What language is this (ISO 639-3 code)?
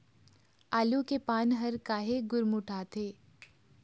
hne